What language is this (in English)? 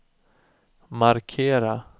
Swedish